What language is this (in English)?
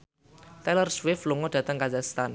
Javanese